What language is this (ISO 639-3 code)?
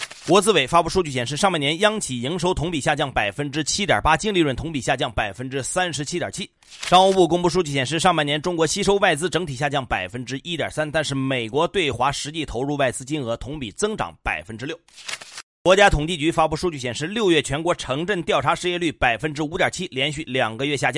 zho